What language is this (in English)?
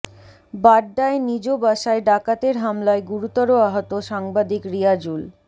Bangla